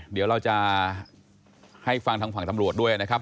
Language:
Thai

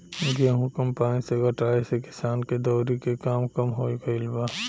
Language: Bhojpuri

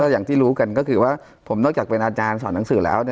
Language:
Thai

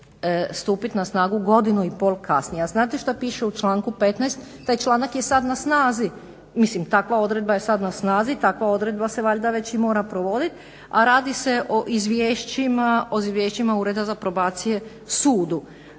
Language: Croatian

